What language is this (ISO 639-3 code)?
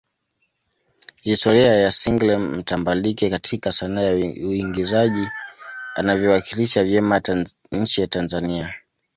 swa